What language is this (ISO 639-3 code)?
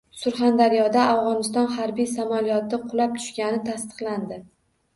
uzb